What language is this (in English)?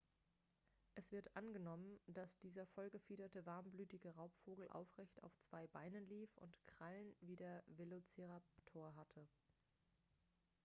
German